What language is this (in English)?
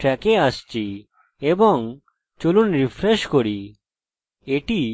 Bangla